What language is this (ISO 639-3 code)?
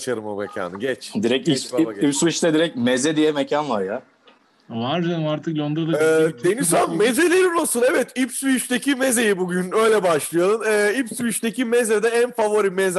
tur